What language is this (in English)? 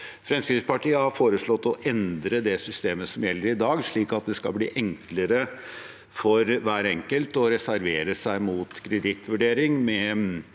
Norwegian